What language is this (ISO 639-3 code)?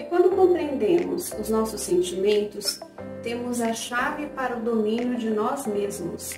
por